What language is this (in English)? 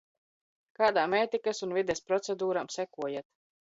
Latvian